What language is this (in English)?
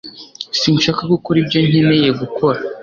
Kinyarwanda